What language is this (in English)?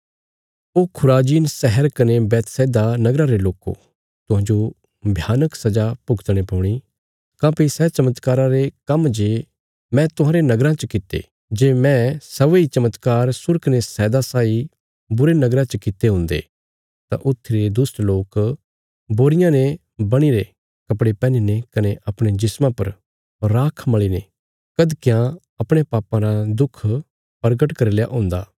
Bilaspuri